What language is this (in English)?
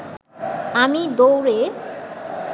Bangla